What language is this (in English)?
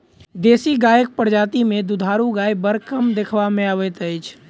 Maithili